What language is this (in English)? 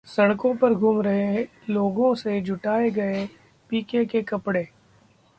Hindi